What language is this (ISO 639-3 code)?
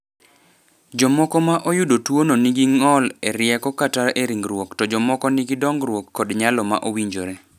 luo